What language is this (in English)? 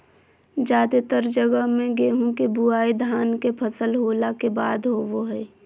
Magahi